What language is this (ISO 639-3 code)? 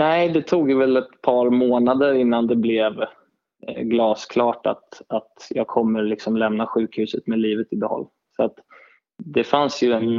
swe